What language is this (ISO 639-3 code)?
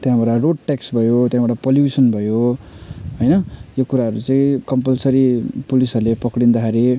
nep